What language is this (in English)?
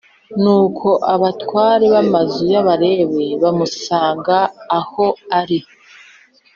Kinyarwanda